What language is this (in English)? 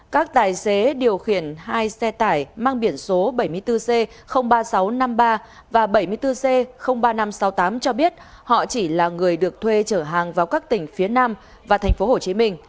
Vietnamese